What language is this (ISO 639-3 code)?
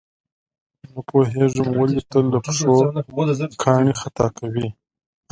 pus